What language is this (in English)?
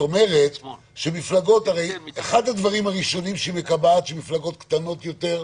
Hebrew